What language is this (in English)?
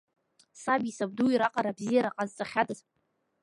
Abkhazian